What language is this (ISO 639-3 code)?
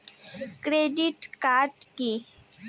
ben